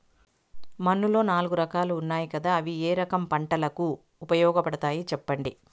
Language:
Telugu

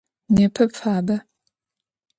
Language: Adyghe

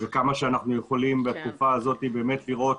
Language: Hebrew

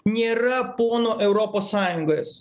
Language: Lithuanian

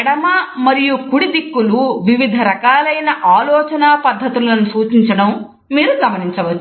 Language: Telugu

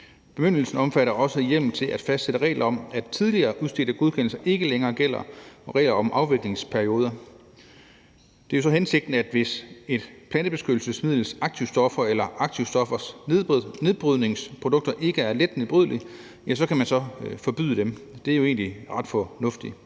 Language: Danish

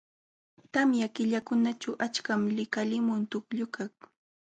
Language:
Jauja Wanca Quechua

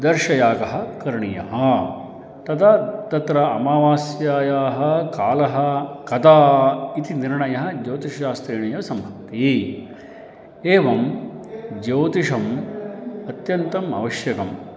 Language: Sanskrit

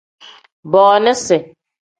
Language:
Tem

